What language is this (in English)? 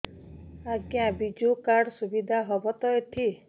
Odia